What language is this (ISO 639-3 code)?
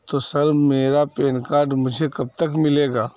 urd